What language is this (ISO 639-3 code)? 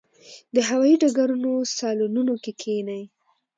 pus